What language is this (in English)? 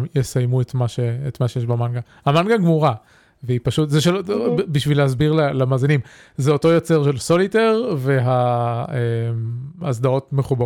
Hebrew